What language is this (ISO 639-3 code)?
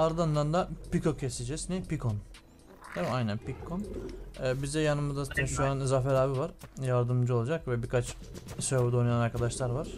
tur